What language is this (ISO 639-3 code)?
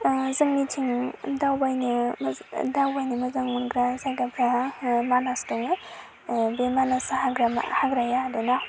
brx